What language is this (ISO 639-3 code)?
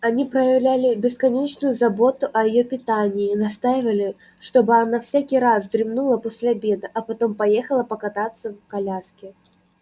rus